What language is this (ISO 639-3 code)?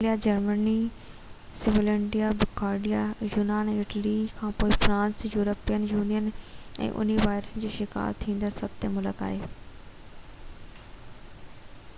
snd